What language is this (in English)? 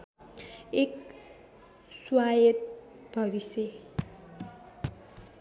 Nepali